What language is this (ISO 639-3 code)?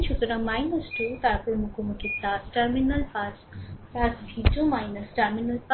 ben